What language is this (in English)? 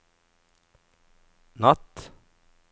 Norwegian